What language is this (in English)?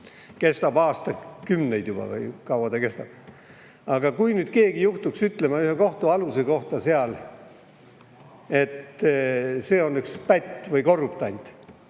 Estonian